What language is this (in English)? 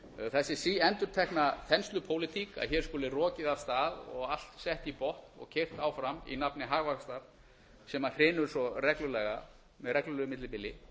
Icelandic